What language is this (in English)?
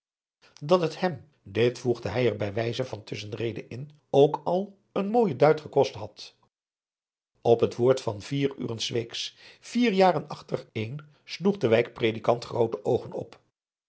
Dutch